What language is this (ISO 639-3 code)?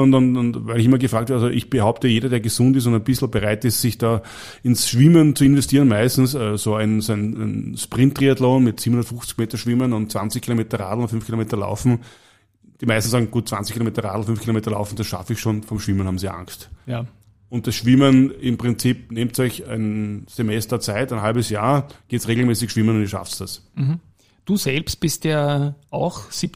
deu